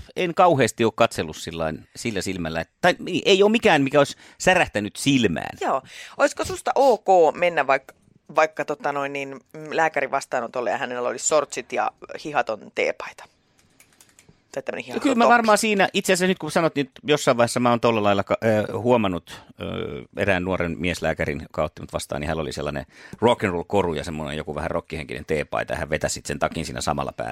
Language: Finnish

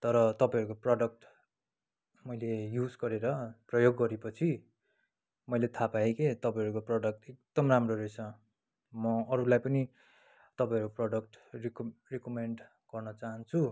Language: Nepali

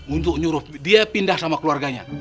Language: Indonesian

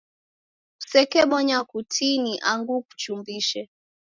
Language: Taita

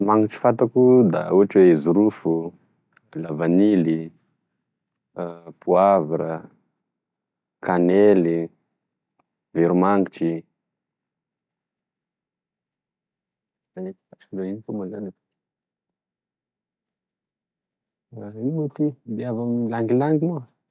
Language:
Tesaka Malagasy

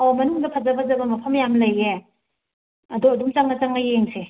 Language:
Manipuri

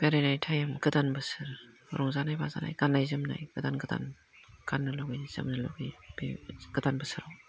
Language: Bodo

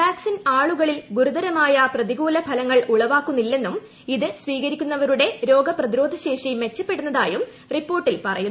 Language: Malayalam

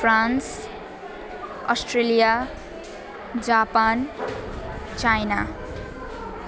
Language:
Nepali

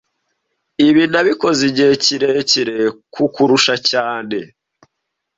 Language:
Kinyarwanda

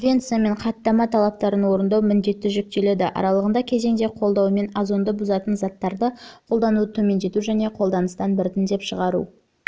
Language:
Kazakh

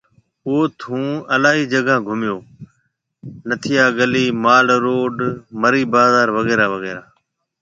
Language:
Marwari (Pakistan)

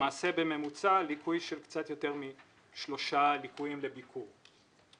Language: Hebrew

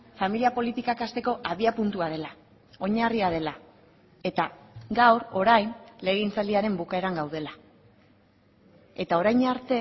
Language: Basque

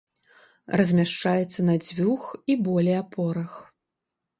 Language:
Belarusian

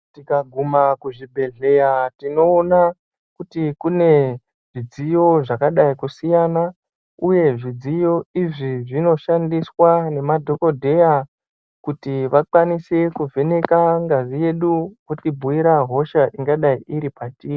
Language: Ndau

